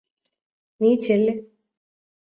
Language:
Malayalam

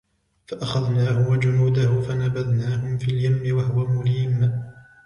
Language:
Arabic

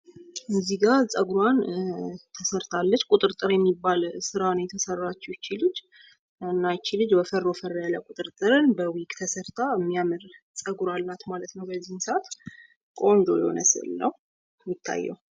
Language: Amharic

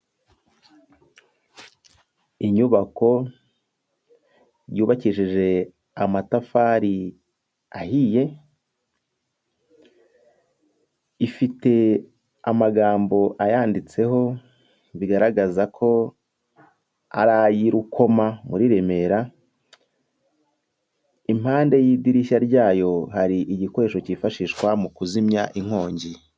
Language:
Kinyarwanda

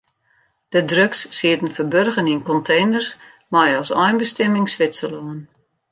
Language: Western Frisian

